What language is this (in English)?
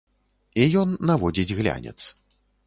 Belarusian